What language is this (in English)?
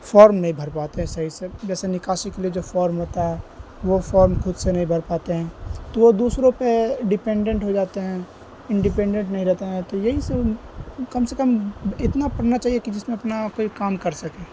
Urdu